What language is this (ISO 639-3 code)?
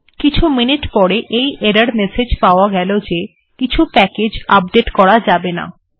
ben